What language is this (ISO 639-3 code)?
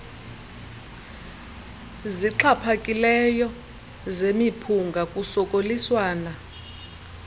xho